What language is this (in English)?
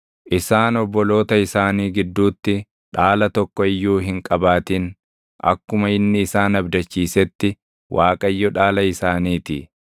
Oromo